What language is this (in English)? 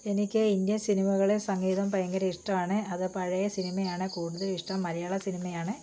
Malayalam